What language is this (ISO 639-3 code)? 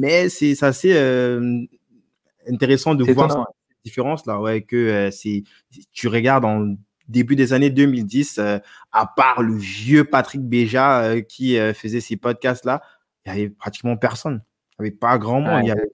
fra